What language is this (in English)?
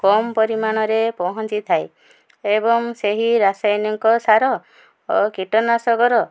Odia